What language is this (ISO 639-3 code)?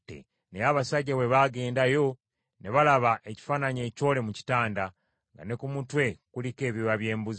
lug